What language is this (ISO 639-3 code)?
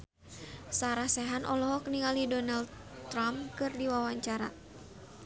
sun